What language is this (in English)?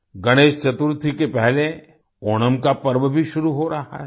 Hindi